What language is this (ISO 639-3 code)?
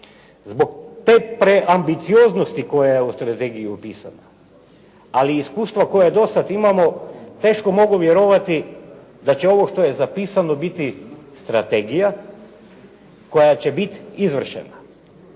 hrv